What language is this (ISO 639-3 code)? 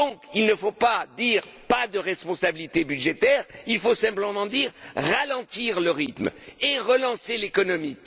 fra